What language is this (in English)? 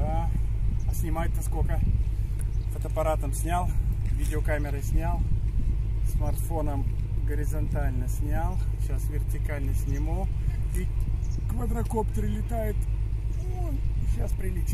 Russian